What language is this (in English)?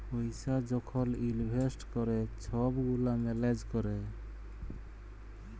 Bangla